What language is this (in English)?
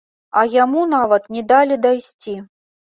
Belarusian